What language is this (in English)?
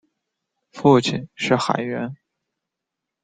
Chinese